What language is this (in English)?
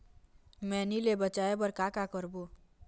Chhattisgarhi